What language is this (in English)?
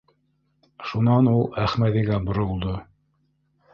Bashkir